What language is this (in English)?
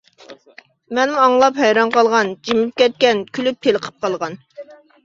Uyghur